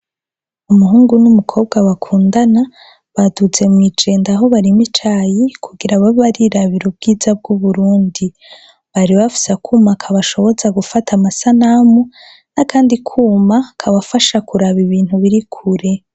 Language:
Rundi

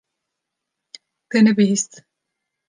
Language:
Kurdish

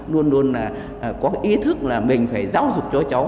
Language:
Vietnamese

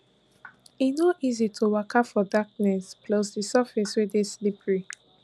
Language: Nigerian Pidgin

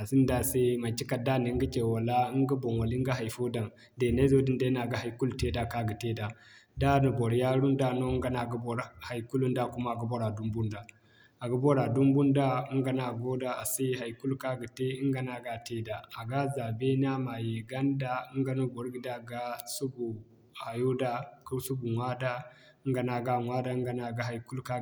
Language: Zarma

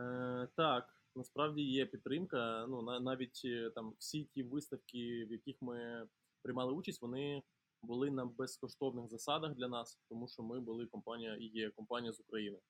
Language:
Ukrainian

